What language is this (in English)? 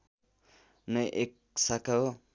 Nepali